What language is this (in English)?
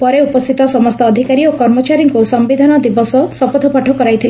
Odia